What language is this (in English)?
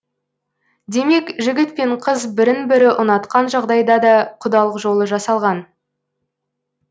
Kazakh